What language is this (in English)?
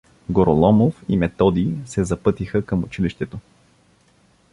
Bulgarian